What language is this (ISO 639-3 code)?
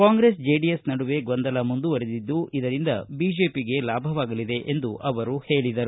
kan